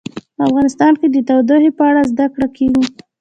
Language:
Pashto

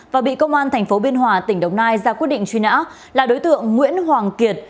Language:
Vietnamese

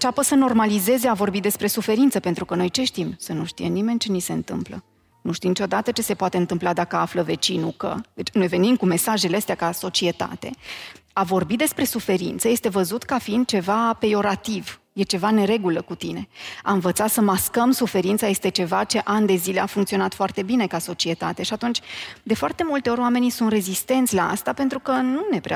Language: Romanian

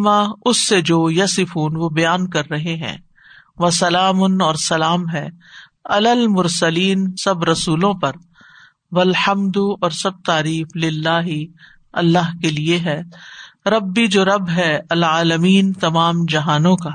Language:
Urdu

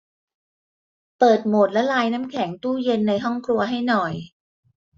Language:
Thai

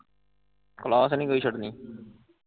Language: Punjabi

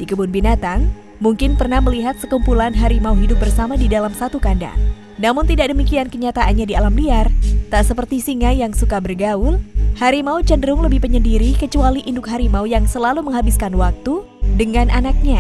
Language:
Indonesian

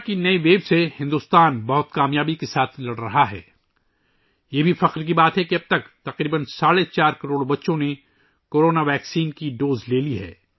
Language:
Urdu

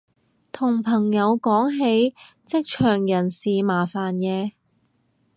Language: Cantonese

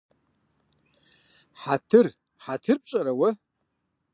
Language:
Kabardian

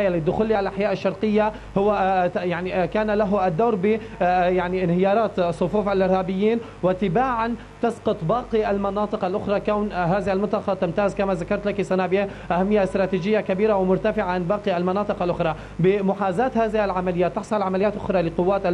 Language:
Arabic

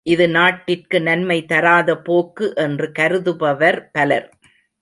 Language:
Tamil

